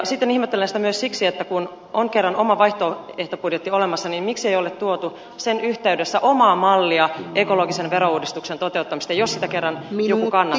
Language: Finnish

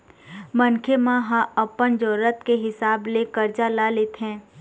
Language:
Chhattisgarhi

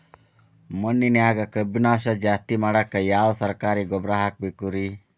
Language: Kannada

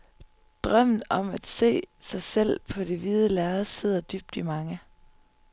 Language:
Danish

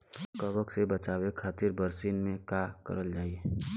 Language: Bhojpuri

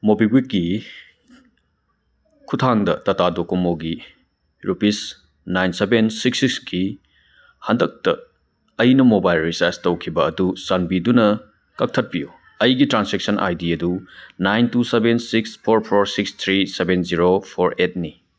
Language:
Manipuri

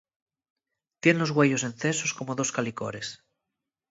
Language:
Asturian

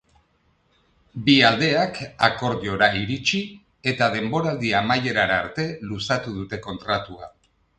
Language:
Basque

